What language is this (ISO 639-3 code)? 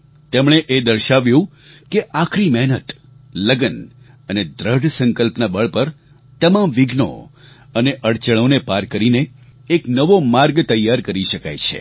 guj